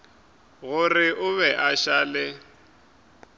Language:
Northern Sotho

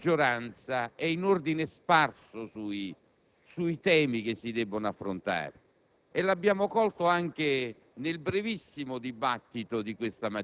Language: Italian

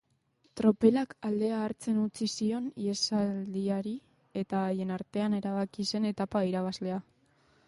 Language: Basque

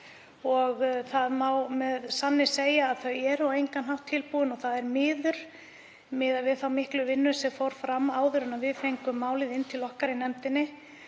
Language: Icelandic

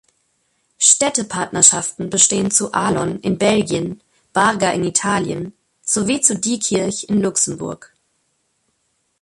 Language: German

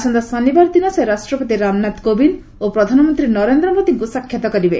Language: Odia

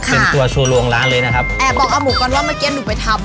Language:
Thai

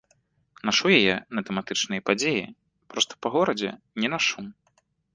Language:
Belarusian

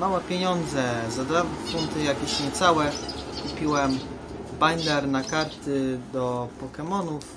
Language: Polish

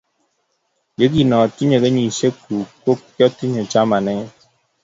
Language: Kalenjin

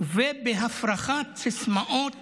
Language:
Hebrew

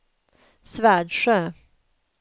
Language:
Swedish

